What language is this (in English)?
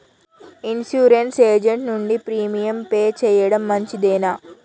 Telugu